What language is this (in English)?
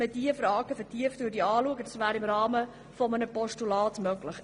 Swiss German